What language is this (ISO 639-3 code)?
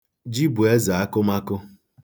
ibo